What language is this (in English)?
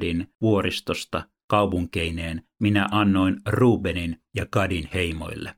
Finnish